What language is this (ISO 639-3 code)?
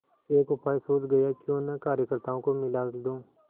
hin